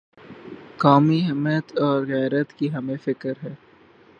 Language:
Urdu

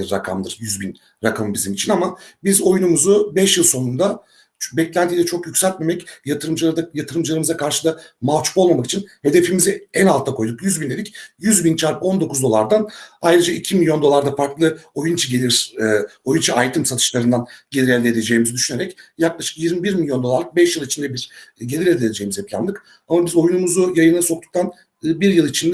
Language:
Turkish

